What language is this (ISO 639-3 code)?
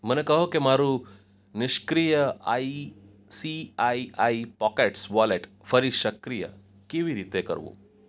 guj